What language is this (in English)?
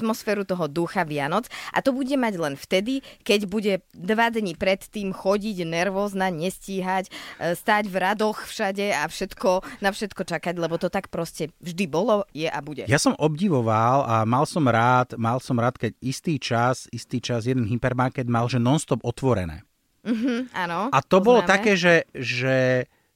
Slovak